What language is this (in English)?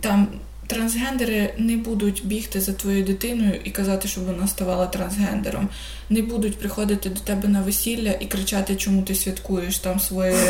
Ukrainian